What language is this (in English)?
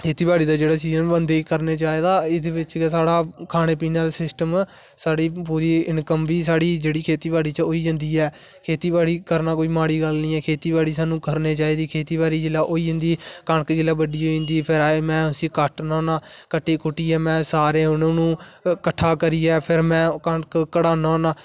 Dogri